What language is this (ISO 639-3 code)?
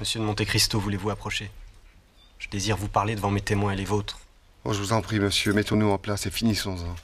fra